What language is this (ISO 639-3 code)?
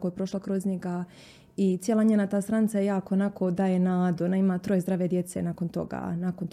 hrv